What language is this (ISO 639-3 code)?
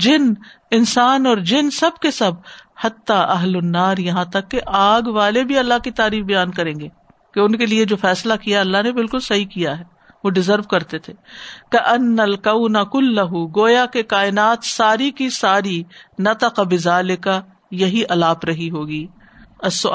urd